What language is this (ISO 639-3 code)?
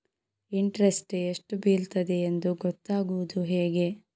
kan